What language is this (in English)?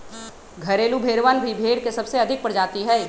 Magahi